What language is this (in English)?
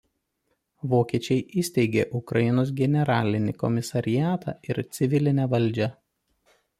Lithuanian